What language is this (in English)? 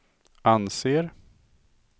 Swedish